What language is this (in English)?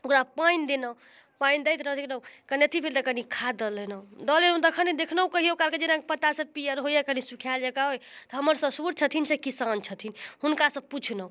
Maithili